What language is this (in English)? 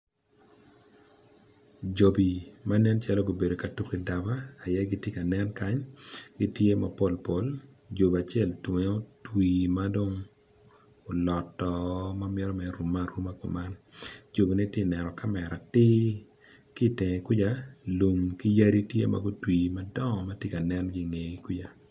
Acoli